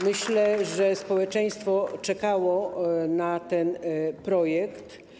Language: Polish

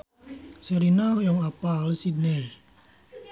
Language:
Sundanese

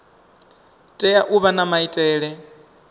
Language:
Venda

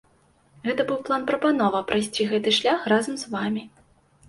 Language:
Belarusian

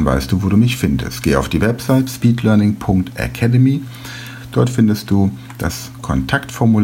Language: German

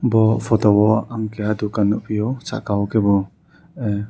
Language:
Kok Borok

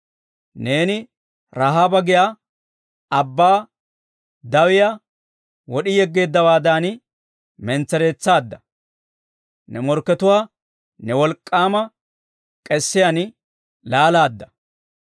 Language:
Dawro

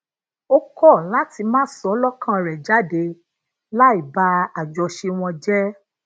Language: Yoruba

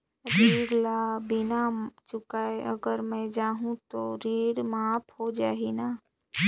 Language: Chhattisgarhi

